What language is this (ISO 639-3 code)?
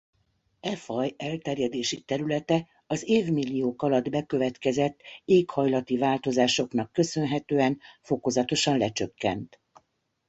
hun